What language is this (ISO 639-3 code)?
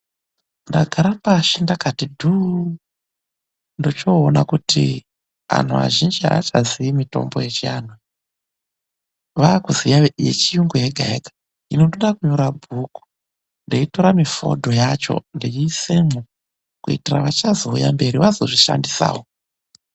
ndc